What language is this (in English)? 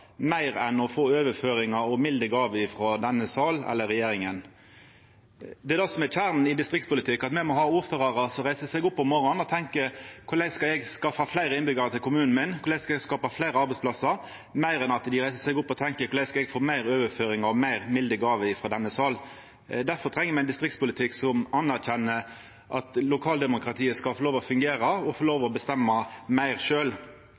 Norwegian Nynorsk